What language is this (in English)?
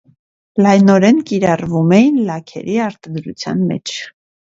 Armenian